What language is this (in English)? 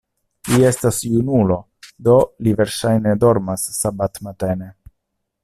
Esperanto